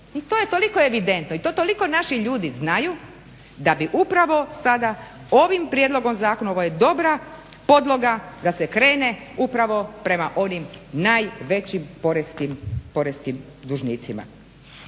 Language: Croatian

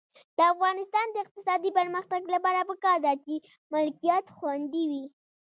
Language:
Pashto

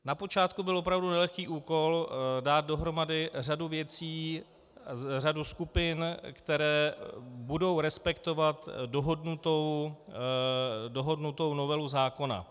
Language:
Czech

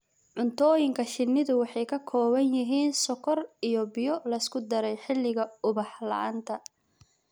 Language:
Somali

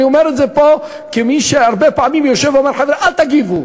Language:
Hebrew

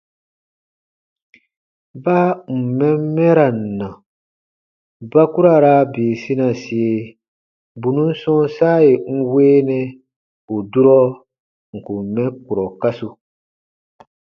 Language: Baatonum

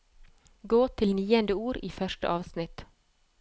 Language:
Norwegian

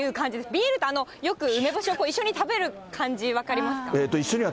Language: Japanese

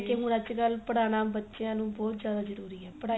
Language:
Punjabi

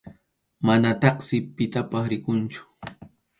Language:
Arequipa-La Unión Quechua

